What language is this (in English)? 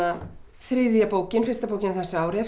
Icelandic